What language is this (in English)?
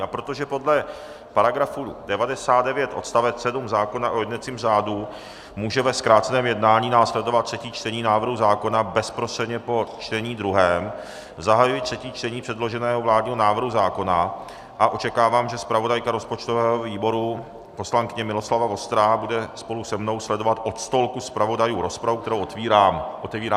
Czech